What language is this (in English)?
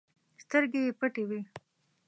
Pashto